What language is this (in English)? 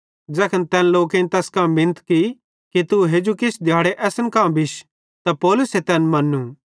Bhadrawahi